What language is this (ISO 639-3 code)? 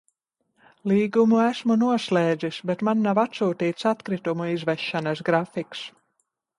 lav